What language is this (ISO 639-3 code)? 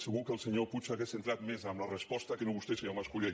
cat